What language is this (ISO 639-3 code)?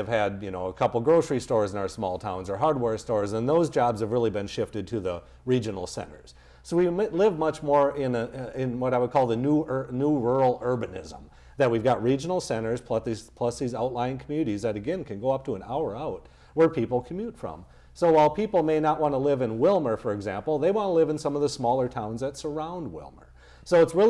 eng